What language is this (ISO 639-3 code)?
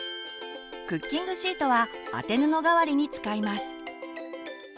jpn